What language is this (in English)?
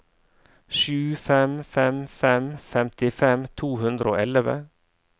Norwegian